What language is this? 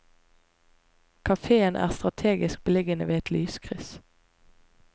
Norwegian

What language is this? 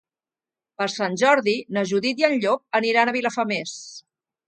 Catalan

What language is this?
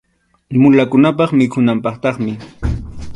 Arequipa-La Unión Quechua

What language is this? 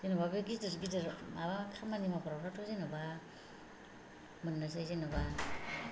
Bodo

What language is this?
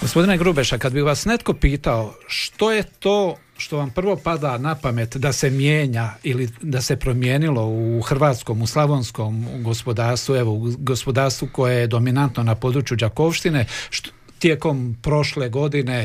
Croatian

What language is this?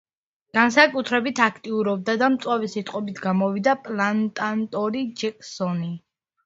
Georgian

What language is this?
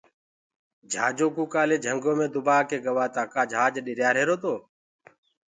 Gurgula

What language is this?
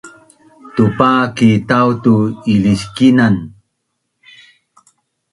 Bunun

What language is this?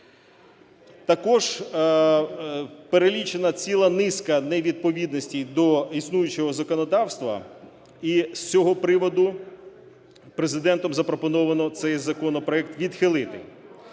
Ukrainian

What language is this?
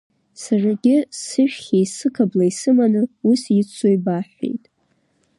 Abkhazian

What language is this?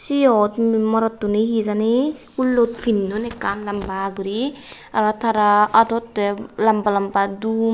Chakma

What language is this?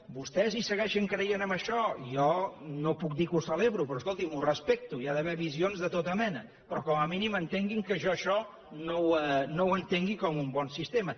Catalan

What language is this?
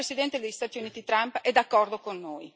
Italian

